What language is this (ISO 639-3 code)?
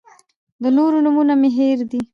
pus